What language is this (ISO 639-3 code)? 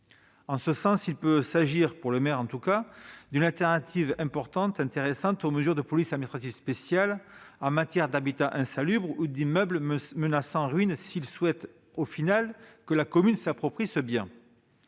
fra